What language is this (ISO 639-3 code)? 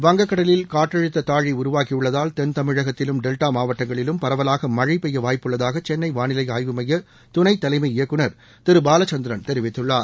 tam